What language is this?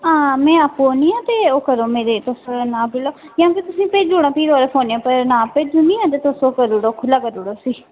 Dogri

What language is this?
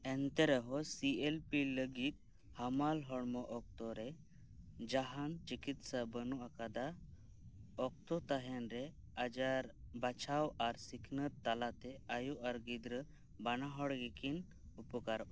Santali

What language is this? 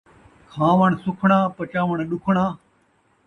Saraiki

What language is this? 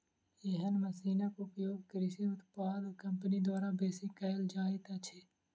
Maithili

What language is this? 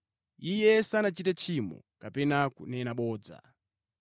Nyanja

